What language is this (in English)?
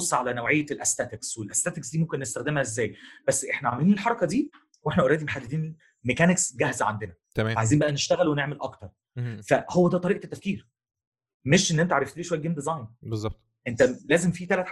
Arabic